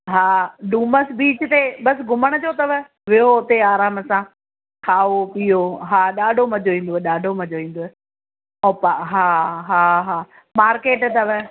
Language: Sindhi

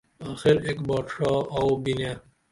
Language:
Dameli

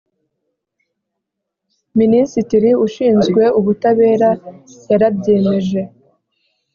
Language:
Kinyarwanda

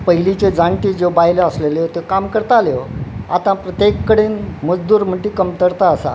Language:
Konkani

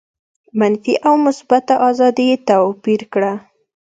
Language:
Pashto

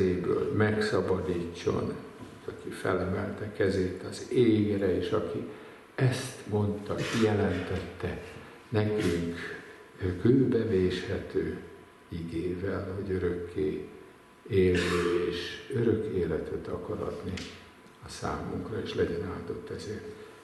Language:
Hungarian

